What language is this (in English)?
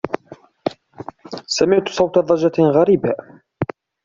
Arabic